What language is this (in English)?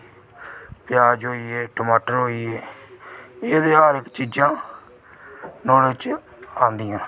Dogri